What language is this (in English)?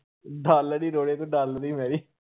Punjabi